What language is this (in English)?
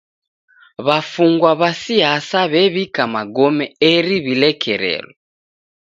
Taita